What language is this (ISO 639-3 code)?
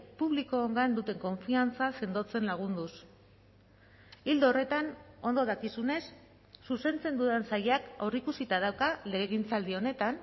eus